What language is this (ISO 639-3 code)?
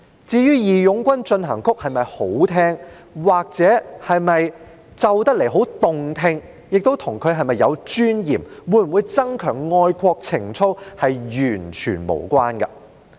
yue